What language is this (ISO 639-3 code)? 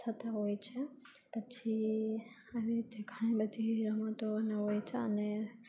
guj